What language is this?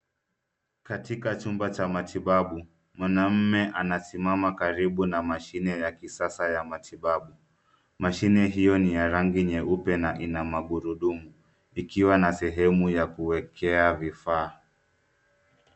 Swahili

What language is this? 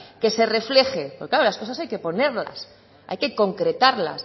Spanish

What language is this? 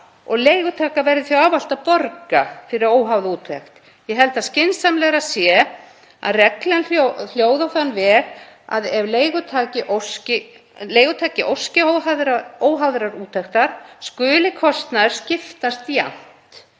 Icelandic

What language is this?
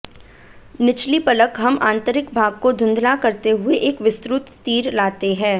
Hindi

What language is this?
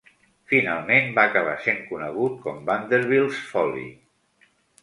Catalan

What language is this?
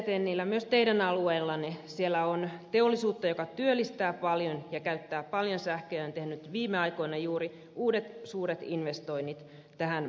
Finnish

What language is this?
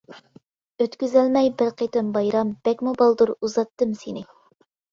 Uyghur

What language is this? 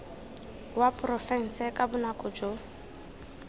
Tswana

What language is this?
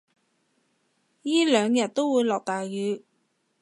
Cantonese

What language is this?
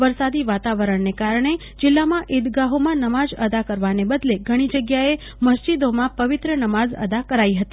Gujarati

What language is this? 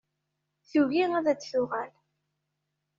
Kabyle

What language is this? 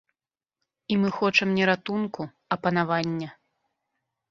Belarusian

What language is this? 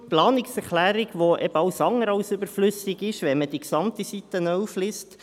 Swiss German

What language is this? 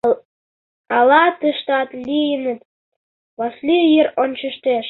Mari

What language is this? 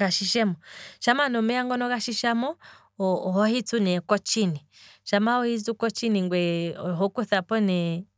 Kwambi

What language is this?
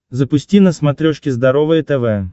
Russian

